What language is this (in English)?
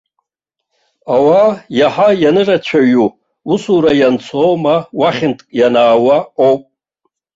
Abkhazian